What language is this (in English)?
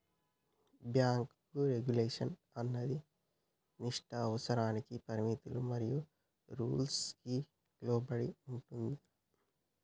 Telugu